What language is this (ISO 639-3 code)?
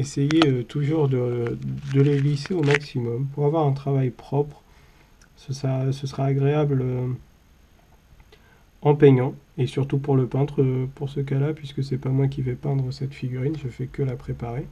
fra